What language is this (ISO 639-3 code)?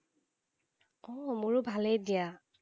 asm